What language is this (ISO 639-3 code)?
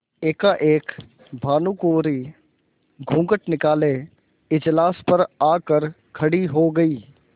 hin